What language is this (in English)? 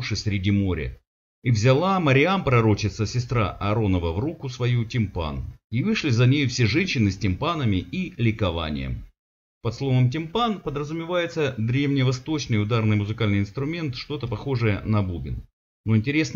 Russian